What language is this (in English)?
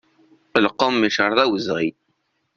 Kabyle